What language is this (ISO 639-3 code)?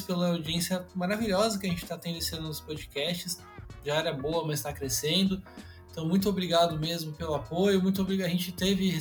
por